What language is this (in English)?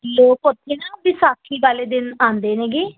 Punjabi